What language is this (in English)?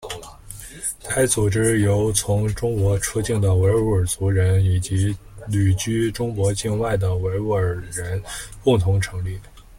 Chinese